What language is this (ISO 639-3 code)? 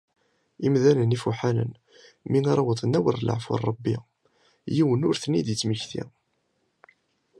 kab